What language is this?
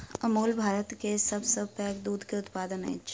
Maithili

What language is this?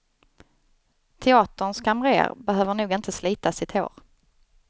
Swedish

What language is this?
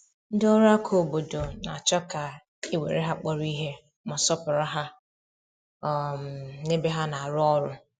Igbo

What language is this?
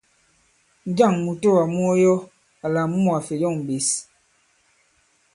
Bankon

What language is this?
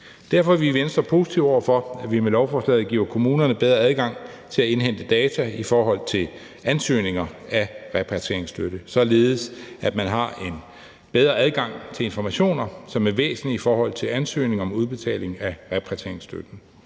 Danish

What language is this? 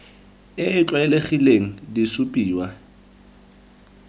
Tswana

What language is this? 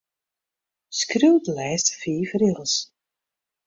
Western Frisian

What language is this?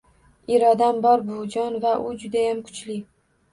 Uzbek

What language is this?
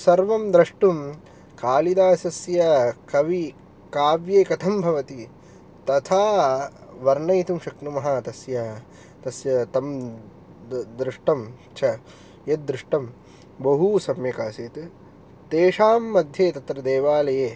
Sanskrit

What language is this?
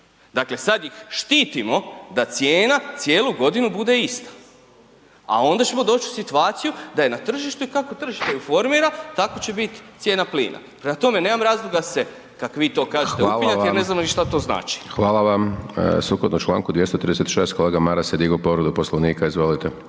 Croatian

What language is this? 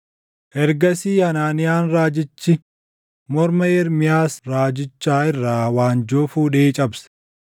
Oromo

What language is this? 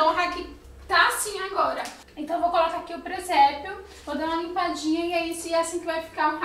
Portuguese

